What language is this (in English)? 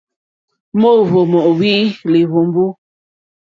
Mokpwe